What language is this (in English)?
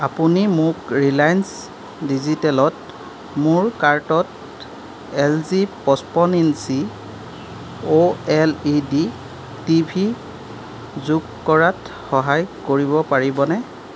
Assamese